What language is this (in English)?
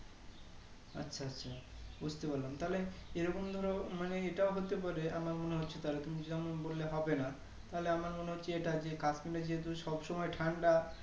Bangla